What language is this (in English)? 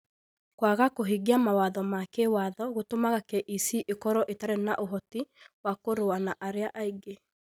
Kikuyu